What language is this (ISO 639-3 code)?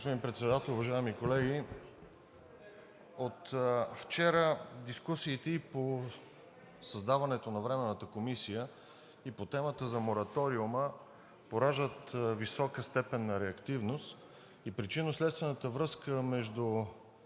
bul